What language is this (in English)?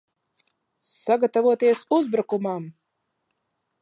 Latvian